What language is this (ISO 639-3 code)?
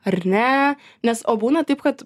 lit